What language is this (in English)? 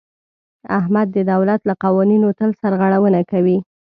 Pashto